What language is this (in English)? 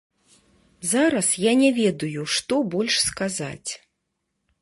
Belarusian